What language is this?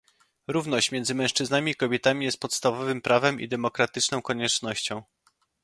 Polish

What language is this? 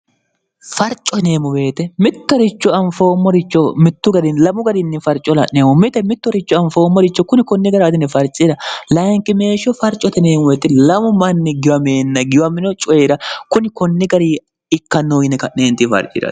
Sidamo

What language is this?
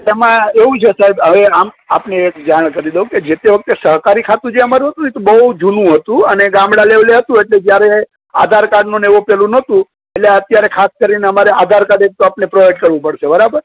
Gujarati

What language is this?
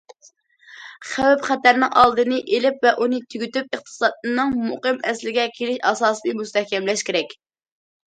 Uyghur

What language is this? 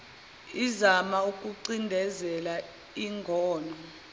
Zulu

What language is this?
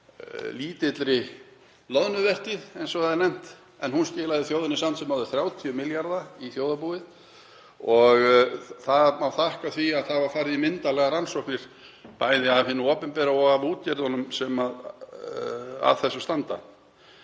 Icelandic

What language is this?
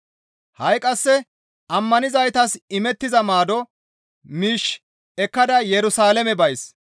Gamo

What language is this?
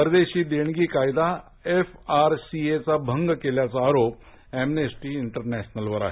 Marathi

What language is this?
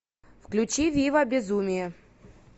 Russian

